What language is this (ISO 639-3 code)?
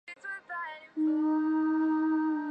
zho